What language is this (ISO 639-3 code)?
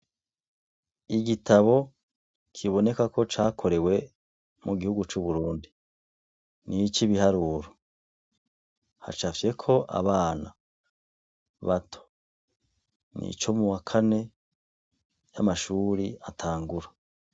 run